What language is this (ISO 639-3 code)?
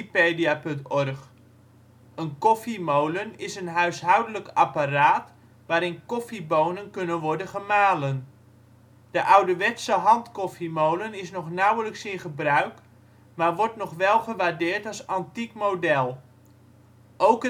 nld